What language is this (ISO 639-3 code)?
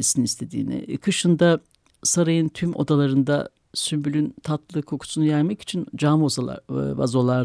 tur